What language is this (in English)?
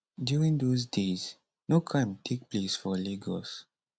Nigerian Pidgin